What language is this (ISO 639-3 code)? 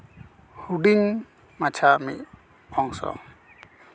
sat